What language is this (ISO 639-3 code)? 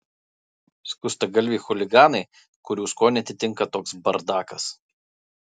lit